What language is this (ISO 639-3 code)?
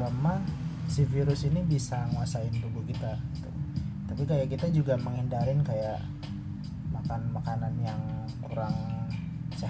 ind